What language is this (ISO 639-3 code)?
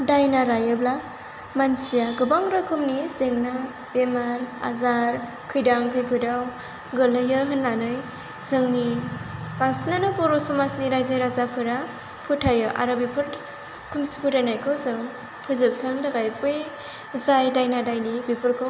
brx